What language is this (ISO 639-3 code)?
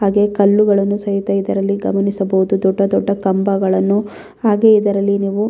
kan